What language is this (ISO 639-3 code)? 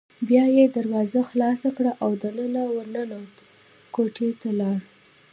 pus